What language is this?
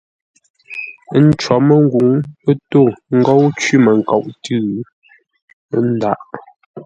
Ngombale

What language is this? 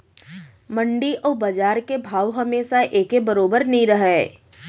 Chhattisgarhi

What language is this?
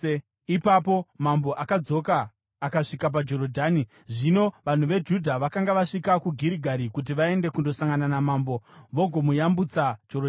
Shona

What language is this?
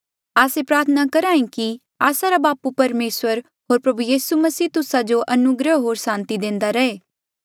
Mandeali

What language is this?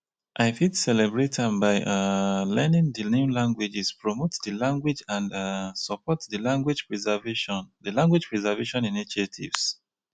Nigerian Pidgin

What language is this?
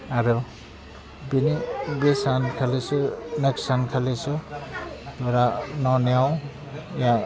Bodo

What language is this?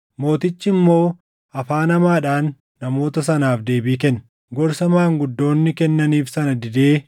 Oromo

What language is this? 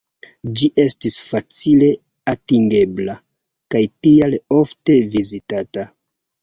Esperanto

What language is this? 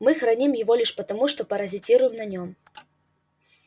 Russian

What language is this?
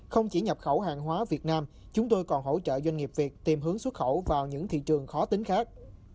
Vietnamese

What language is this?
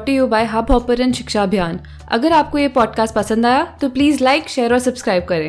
Hindi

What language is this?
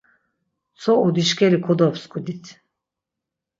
Laz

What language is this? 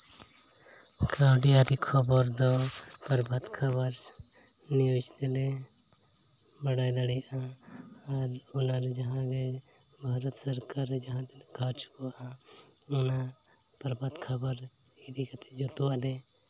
Santali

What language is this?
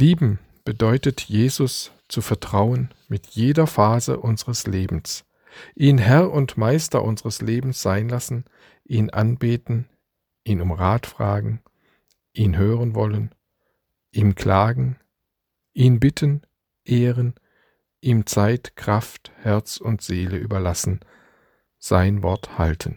German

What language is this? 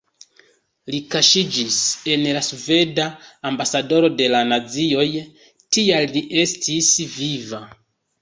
Esperanto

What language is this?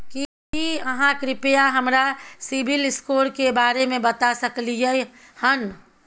Maithili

